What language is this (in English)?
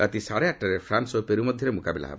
Odia